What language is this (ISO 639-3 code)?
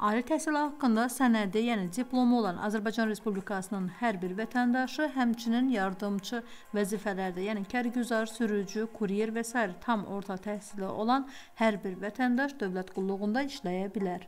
tur